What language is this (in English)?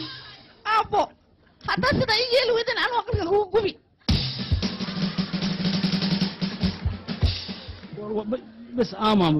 Arabic